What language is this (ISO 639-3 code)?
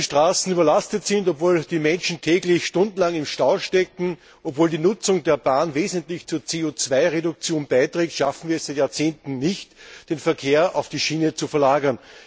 deu